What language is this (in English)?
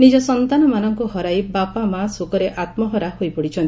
Odia